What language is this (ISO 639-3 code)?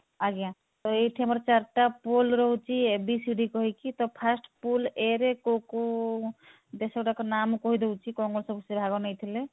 ori